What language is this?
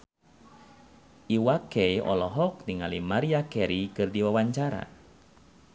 Sundanese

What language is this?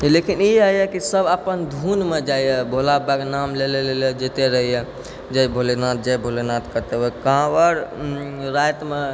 Maithili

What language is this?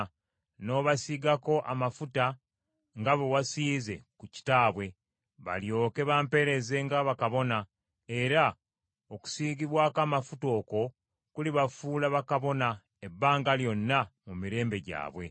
Ganda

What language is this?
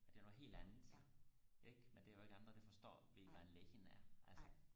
Danish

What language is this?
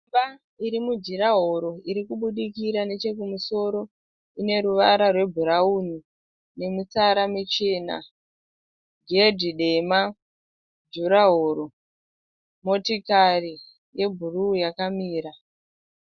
Shona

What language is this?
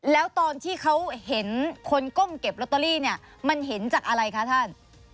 Thai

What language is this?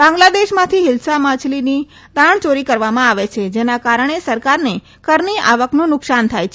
Gujarati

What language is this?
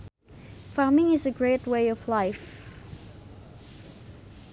Sundanese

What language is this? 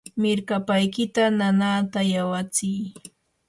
Yanahuanca Pasco Quechua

